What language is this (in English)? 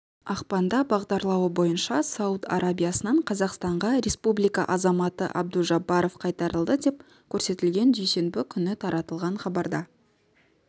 Kazakh